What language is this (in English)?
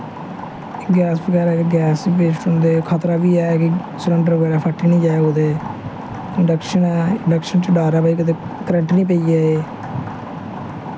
Dogri